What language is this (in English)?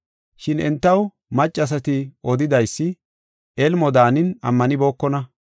Gofa